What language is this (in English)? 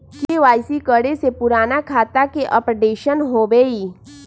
Magahi